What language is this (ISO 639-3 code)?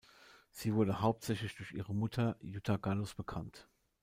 deu